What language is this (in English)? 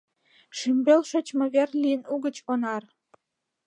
Mari